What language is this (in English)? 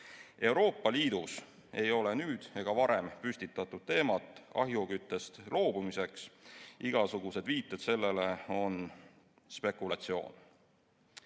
Estonian